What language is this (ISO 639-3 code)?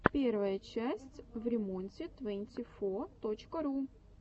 rus